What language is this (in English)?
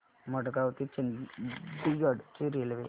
Marathi